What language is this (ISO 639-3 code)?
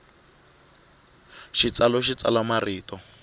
tso